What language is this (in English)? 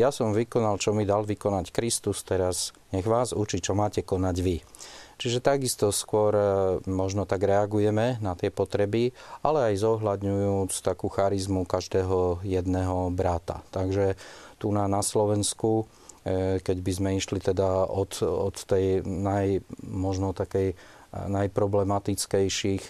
Slovak